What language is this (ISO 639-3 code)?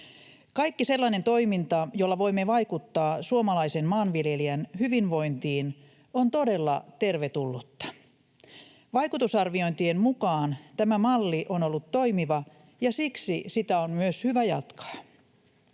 fin